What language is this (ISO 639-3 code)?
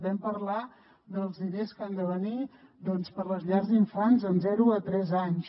cat